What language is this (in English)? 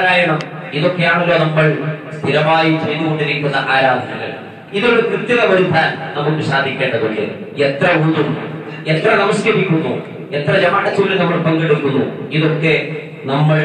Malayalam